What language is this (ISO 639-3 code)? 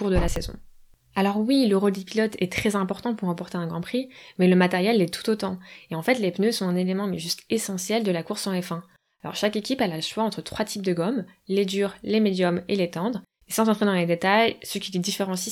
fra